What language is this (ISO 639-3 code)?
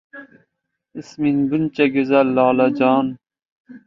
uzb